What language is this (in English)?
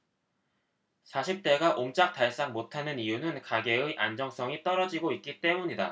Korean